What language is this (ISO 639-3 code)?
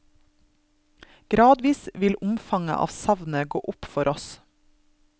nor